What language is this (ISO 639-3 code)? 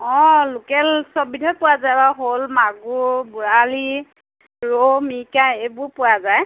asm